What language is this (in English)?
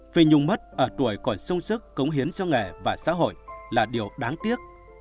Vietnamese